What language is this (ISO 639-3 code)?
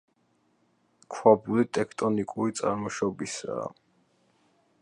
kat